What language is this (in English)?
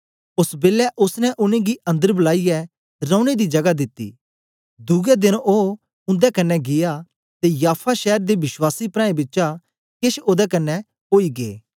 Dogri